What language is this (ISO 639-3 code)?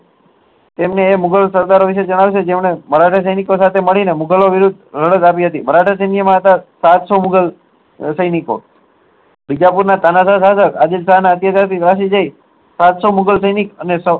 guj